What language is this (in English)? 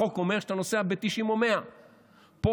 Hebrew